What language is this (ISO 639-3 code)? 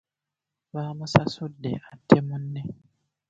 lug